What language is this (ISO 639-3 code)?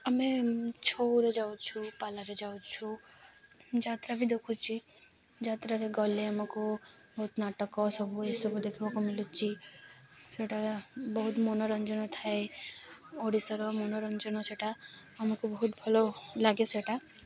ori